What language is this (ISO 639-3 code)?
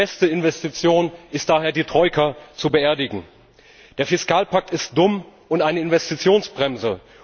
deu